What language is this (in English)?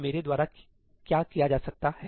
Hindi